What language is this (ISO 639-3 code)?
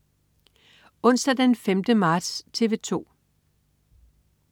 dan